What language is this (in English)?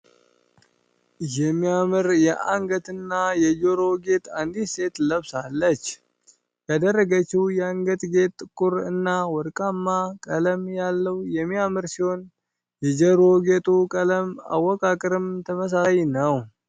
Amharic